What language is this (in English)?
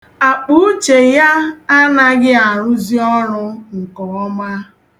Igbo